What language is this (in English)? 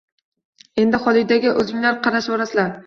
Uzbek